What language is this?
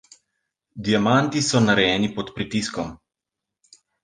Slovenian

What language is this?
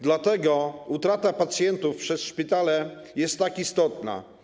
Polish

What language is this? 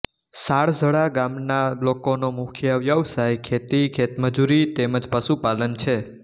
Gujarati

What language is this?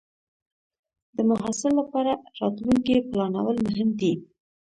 Pashto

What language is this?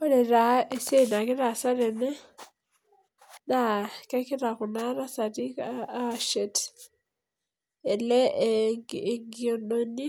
Masai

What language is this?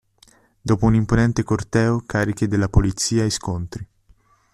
Italian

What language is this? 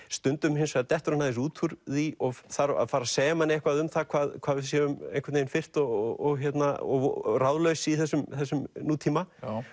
Icelandic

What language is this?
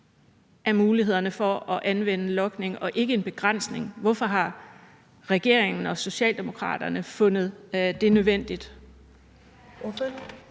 Danish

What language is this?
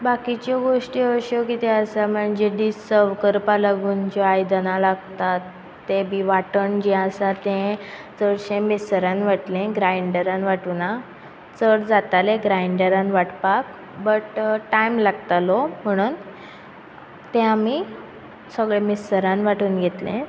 Konkani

